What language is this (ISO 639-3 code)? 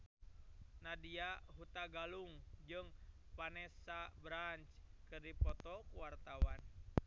sun